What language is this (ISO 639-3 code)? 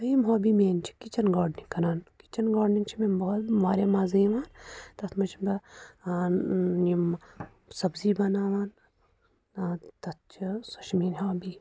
kas